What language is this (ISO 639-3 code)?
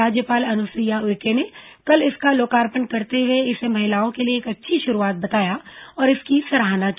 hin